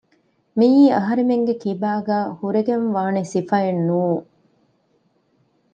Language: Divehi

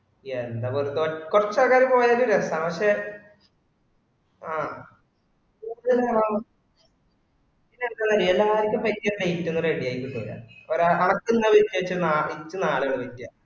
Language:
Malayalam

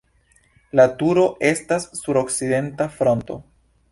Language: Esperanto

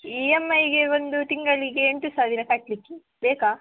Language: Kannada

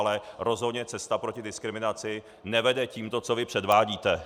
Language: Czech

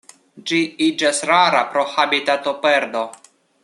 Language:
Esperanto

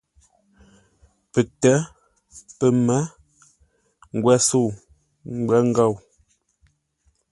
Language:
Ngombale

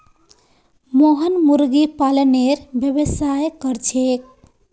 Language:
Magahi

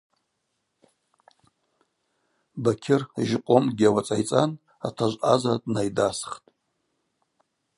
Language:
Abaza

